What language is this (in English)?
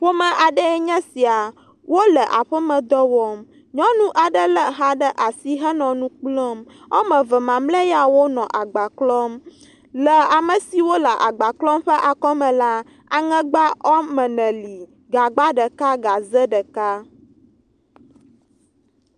Ewe